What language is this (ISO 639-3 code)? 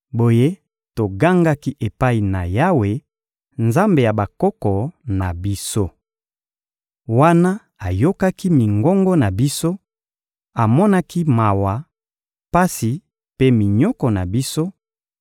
lin